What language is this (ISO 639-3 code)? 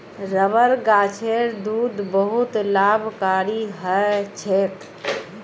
mag